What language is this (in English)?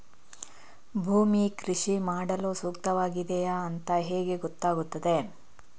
Kannada